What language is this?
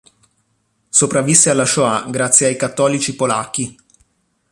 Italian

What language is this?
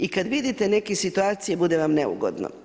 Croatian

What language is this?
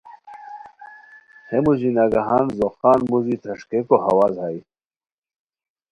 Khowar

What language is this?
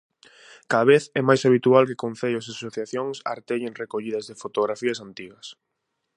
Galician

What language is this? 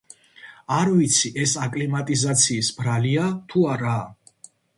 Georgian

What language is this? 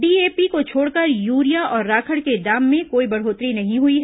Hindi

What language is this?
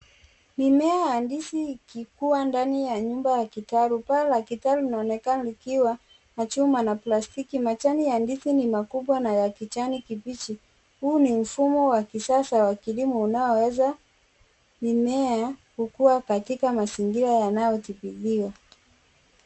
Swahili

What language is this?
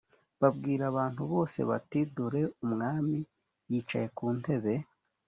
Kinyarwanda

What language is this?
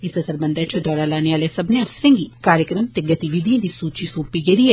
Dogri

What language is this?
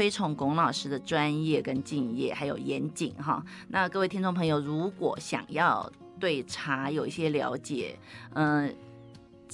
Chinese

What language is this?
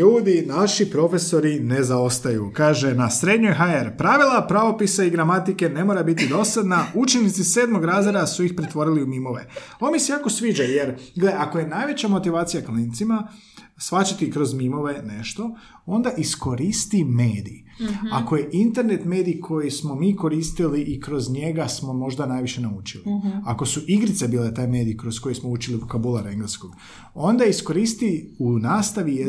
Croatian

